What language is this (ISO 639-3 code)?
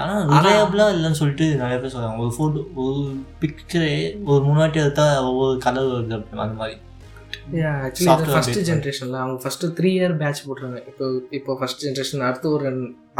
tam